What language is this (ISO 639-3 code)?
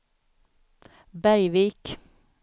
swe